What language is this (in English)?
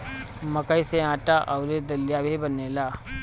Bhojpuri